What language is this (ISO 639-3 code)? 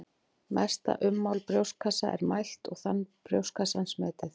isl